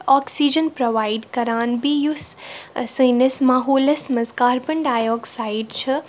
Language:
Kashmiri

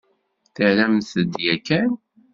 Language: Kabyle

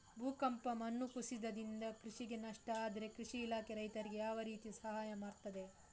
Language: Kannada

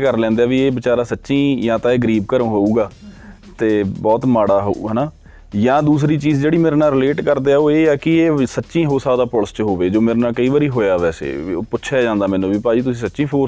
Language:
Punjabi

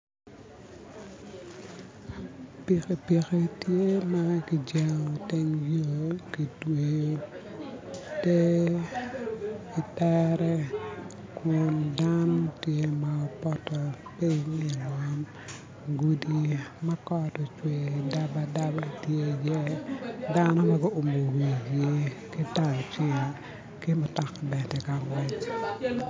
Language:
Acoli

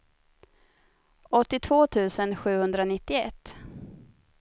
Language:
Swedish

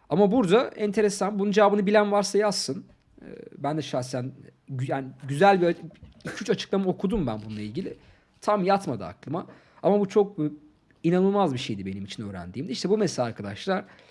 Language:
Turkish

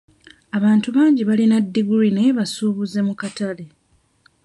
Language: Ganda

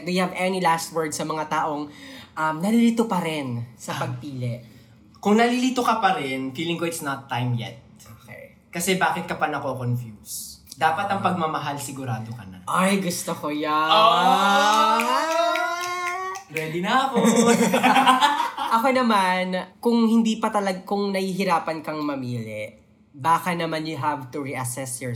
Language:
Filipino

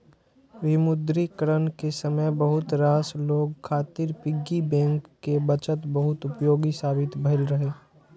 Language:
Maithili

